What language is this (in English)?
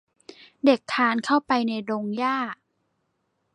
Thai